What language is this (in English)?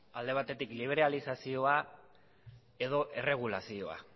Basque